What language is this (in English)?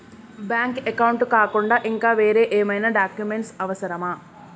Telugu